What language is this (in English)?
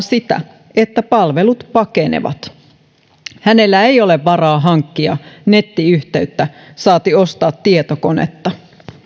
Finnish